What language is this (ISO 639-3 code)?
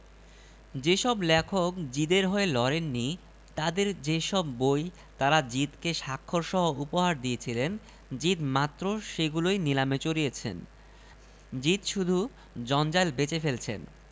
ben